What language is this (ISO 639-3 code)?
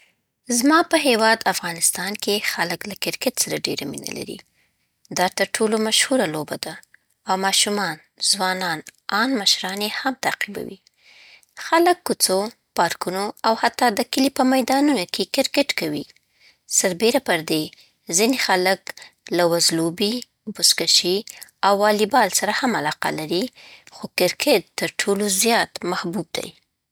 pbt